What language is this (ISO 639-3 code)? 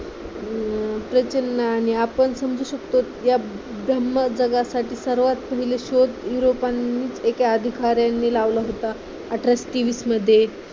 mar